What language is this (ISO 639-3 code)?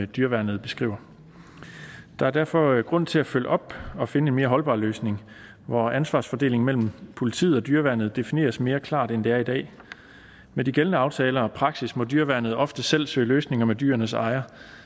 dan